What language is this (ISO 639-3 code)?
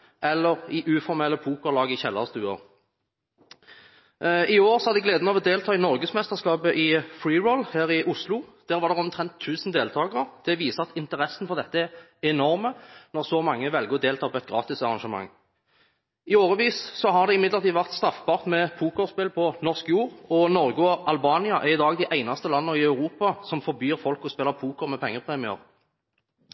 nob